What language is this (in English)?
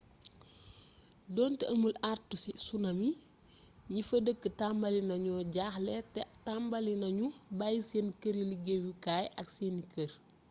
Wolof